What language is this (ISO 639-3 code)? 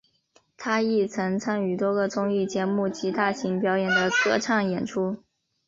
zho